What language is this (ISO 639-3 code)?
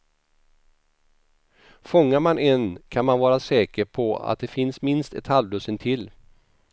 swe